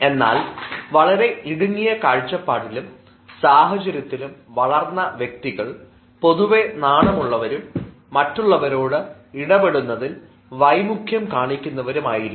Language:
Malayalam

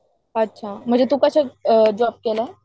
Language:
Marathi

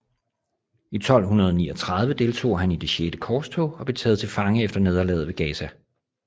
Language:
Danish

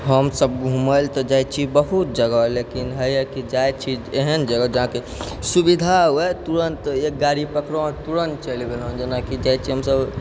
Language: Maithili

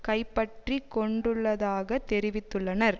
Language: Tamil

